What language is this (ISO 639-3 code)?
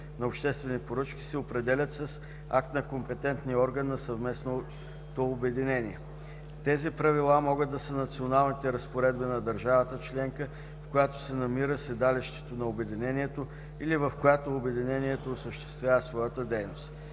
bul